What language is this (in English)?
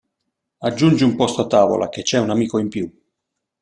Italian